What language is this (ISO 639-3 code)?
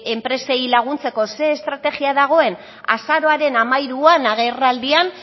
eus